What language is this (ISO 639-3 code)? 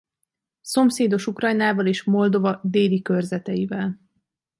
hun